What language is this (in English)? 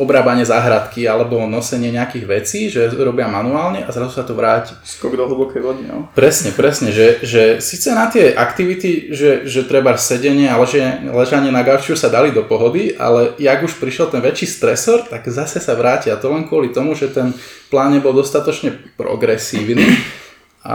Slovak